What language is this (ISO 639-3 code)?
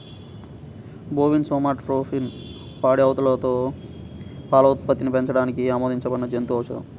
tel